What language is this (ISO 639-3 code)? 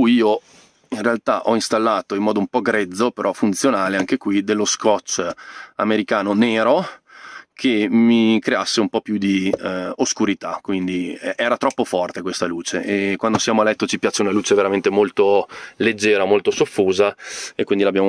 ita